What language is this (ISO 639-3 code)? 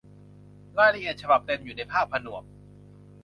tha